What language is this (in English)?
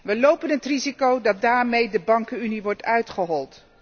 Dutch